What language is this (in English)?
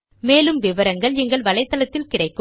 Tamil